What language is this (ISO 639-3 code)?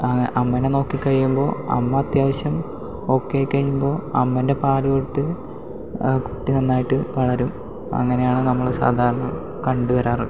mal